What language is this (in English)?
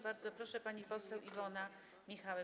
Polish